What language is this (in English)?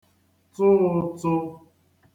Igbo